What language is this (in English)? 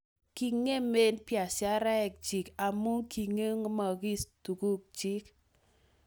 Kalenjin